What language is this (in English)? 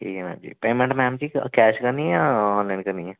Dogri